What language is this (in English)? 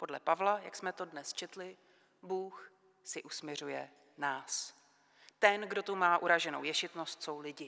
Czech